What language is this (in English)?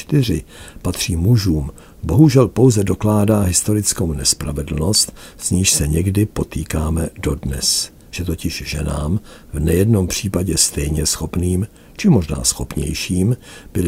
Czech